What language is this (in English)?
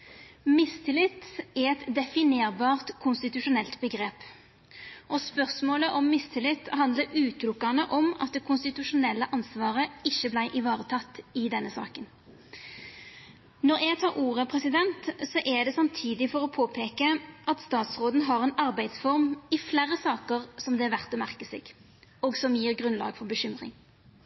Norwegian Nynorsk